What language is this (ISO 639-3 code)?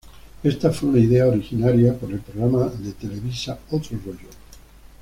spa